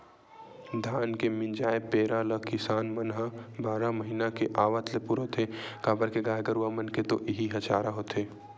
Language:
Chhattisgarhi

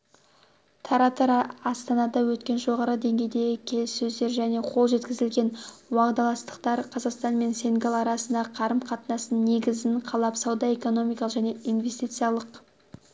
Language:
Kazakh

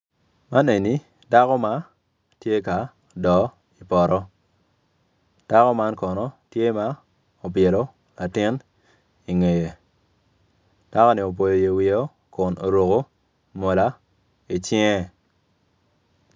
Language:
Acoli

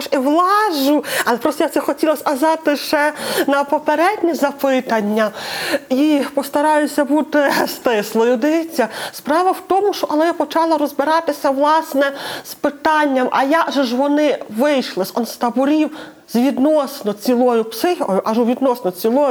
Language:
Ukrainian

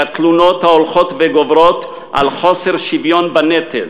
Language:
Hebrew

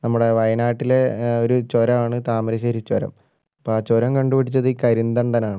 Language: Malayalam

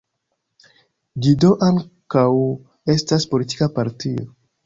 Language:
Esperanto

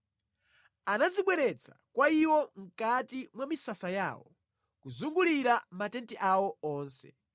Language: Nyanja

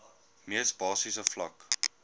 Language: Afrikaans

